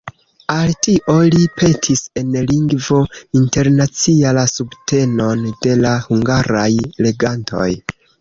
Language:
Esperanto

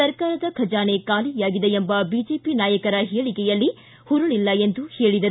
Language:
Kannada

